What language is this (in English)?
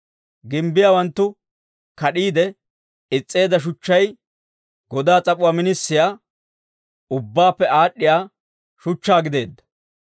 Dawro